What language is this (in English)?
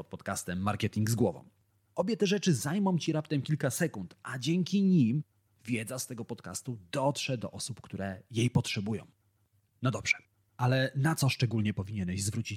Polish